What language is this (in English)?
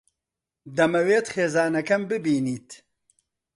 Central Kurdish